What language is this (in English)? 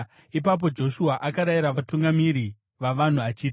Shona